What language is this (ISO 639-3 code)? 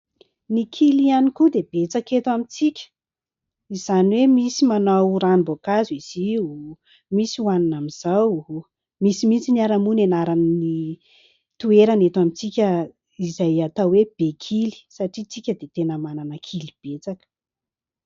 mlg